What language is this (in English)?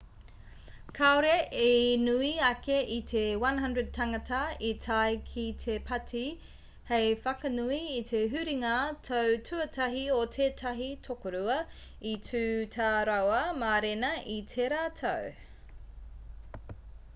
Māori